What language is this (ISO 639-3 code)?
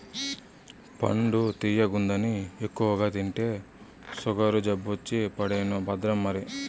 tel